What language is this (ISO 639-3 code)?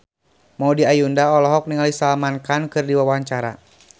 sun